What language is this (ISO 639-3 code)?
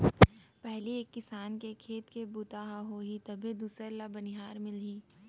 hne